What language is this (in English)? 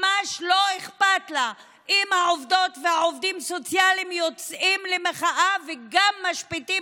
Hebrew